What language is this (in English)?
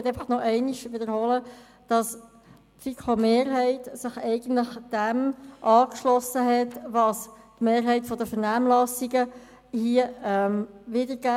Swiss German